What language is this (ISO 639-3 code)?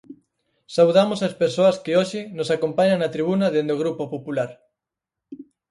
glg